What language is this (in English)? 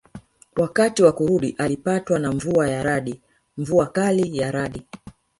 Swahili